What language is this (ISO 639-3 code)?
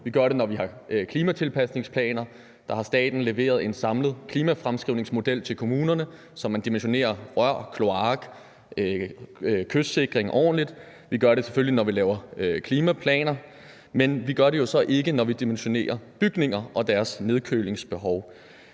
dan